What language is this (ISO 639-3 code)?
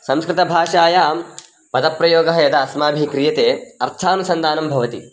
san